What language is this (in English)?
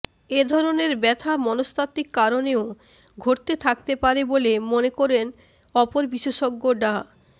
Bangla